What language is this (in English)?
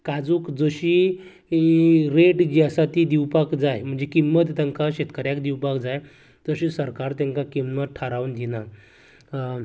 Konkani